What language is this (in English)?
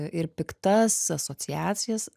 Lithuanian